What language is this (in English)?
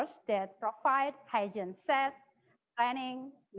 Indonesian